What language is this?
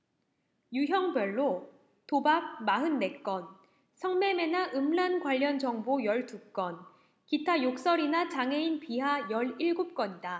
Korean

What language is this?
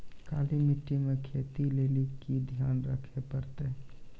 Maithili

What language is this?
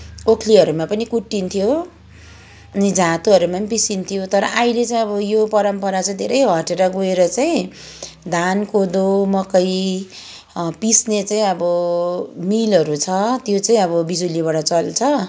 Nepali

